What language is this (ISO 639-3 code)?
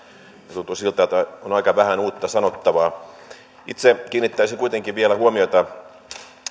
fin